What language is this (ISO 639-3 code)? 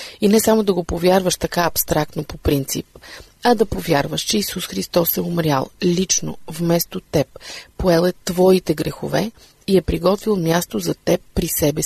bul